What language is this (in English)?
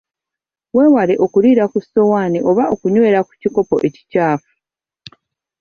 Ganda